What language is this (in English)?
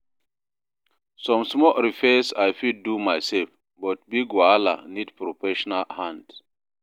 Nigerian Pidgin